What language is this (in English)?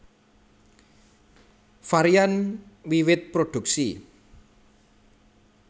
Javanese